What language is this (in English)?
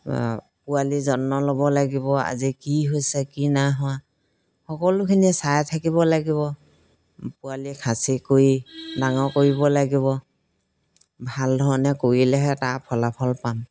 Assamese